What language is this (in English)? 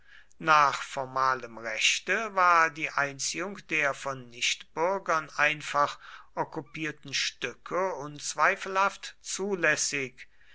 German